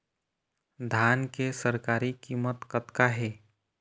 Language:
Chhattisgarhi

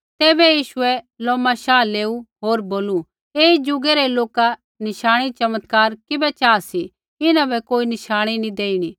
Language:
Kullu Pahari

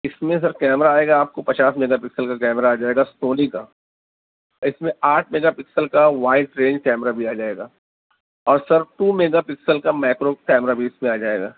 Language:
Urdu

